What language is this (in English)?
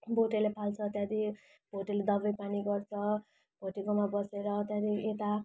Nepali